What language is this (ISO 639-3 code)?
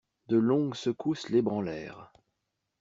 fra